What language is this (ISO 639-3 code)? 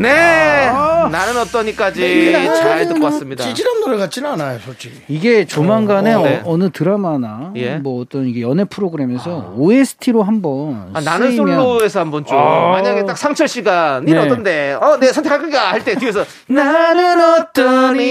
kor